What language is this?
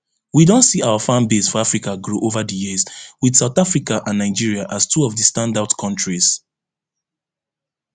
Nigerian Pidgin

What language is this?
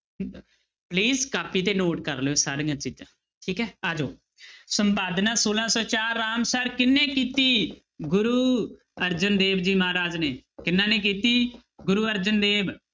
Punjabi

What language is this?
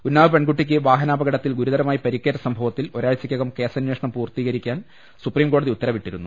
Malayalam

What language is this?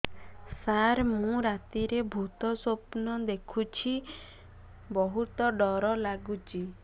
Odia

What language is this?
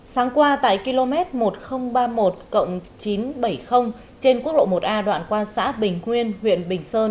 Vietnamese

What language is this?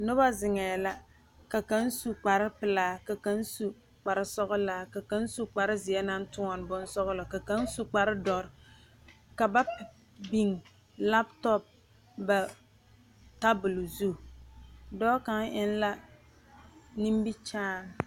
Southern Dagaare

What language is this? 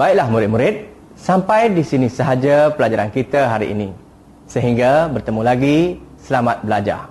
Malay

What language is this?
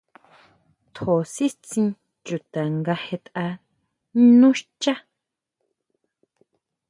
Huautla Mazatec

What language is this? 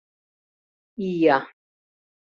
Mari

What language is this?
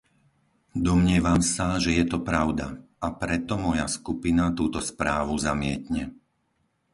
Slovak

